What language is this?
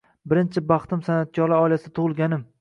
Uzbek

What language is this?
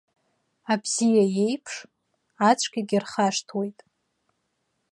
Abkhazian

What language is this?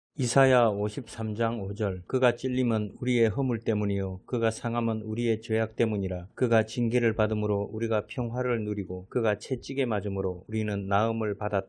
Korean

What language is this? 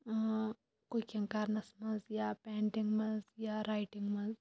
Kashmiri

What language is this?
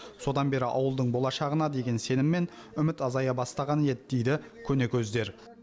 Kazakh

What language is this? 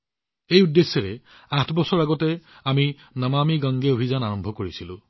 Assamese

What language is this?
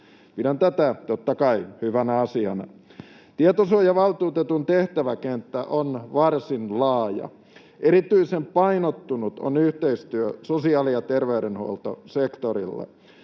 Finnish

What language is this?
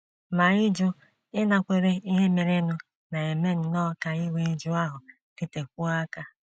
Igbo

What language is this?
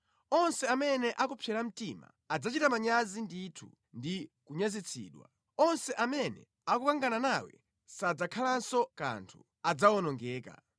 Nyanja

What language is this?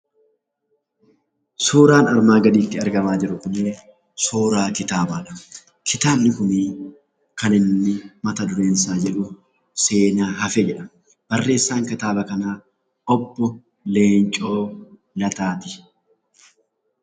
Oromo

